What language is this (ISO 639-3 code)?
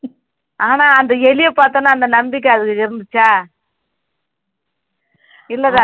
tam